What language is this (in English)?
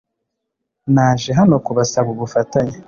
Kinyarwanda